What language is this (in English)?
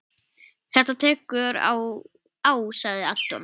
Icelandic